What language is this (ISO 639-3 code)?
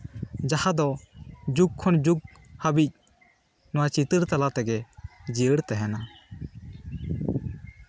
sat